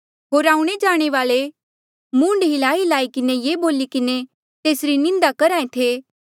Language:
Mandeali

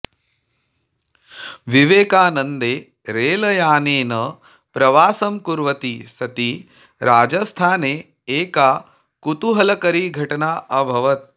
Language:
Sanskrit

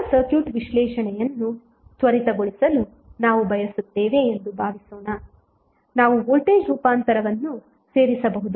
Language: Kannada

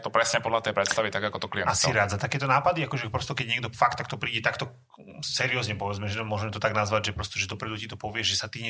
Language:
Slovak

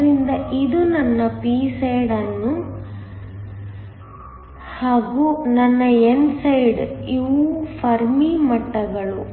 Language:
Kannada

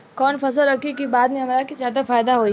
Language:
Bhojpuri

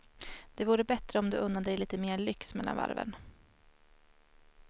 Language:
Swedish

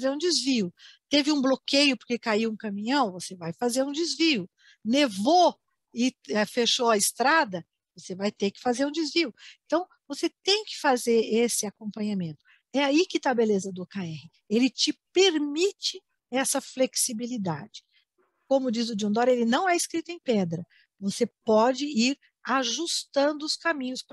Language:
Portuguese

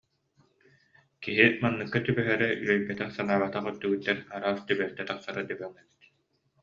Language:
Yakut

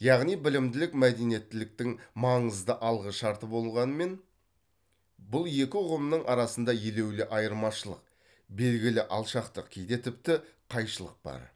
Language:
Kazakh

